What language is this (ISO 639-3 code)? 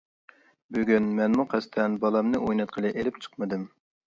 uig